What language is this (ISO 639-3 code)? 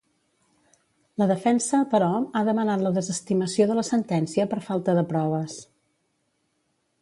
cat